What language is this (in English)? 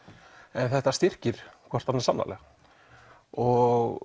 Icelandic